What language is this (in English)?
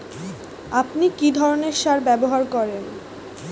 Bangla